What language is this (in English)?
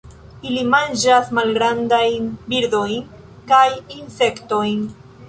Esperanto